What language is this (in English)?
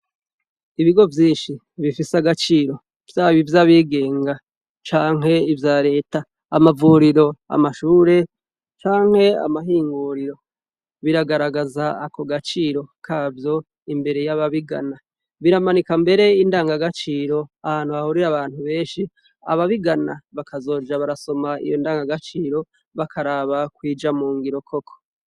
Rundi